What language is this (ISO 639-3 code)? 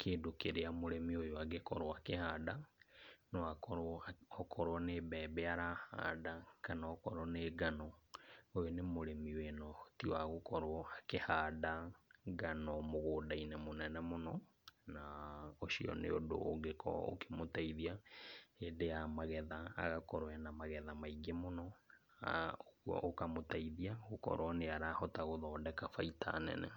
kik